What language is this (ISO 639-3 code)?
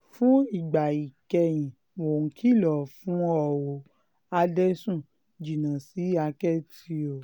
yor